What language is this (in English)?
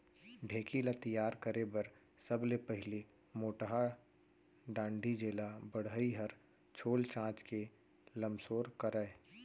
Chhattisgarhi